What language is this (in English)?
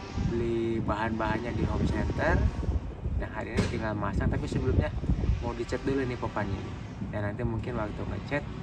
Indonesian